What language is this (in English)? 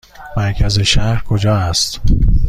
Persian